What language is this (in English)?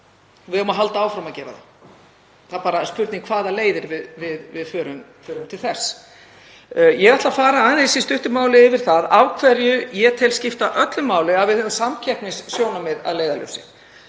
Icelandic